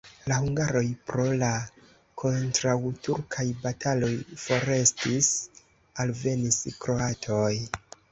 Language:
Esperanto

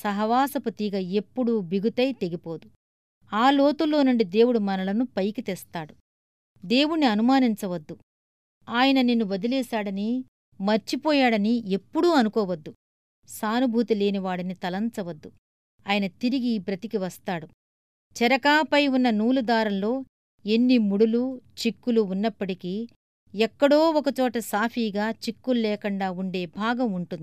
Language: Telugu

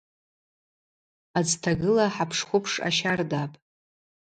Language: Abaza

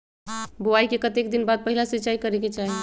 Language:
Magahi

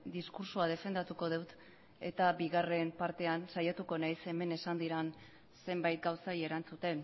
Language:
Basque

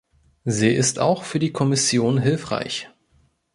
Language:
German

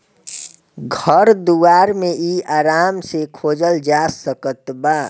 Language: Bhojpuri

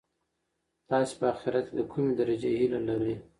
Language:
Pashto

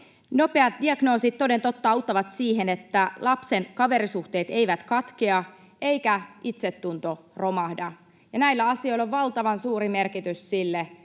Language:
Finnish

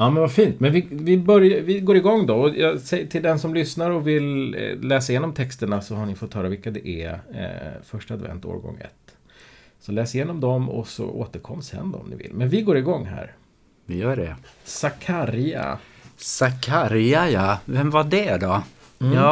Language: Swedish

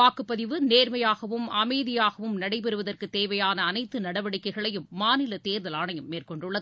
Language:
Tamil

